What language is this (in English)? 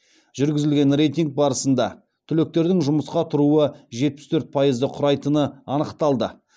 Kazakh